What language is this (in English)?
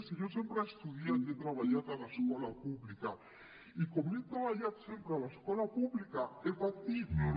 Catalan